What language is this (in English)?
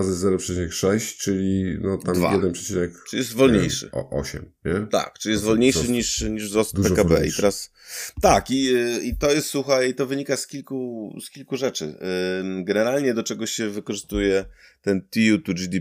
Polish